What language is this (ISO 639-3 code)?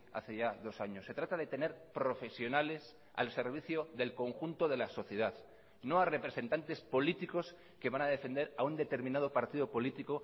spa